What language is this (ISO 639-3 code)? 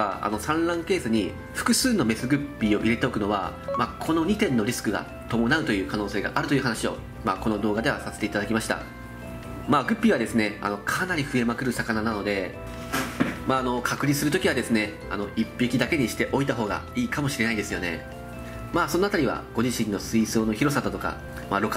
jpn